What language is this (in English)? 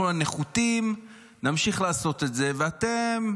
Hebrew